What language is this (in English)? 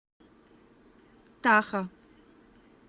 Russian